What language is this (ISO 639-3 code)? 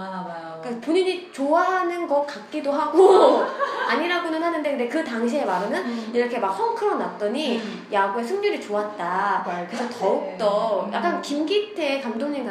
kor